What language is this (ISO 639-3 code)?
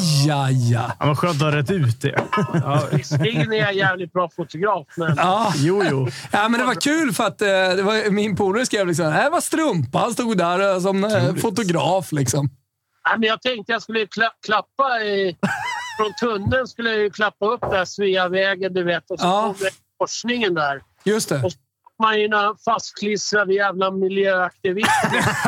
swe